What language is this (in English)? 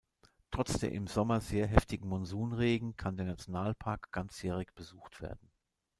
German